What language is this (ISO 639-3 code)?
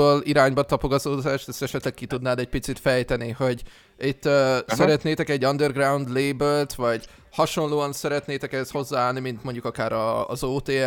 hun